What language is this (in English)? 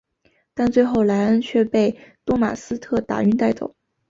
Chinese